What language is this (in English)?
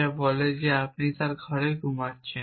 Bangla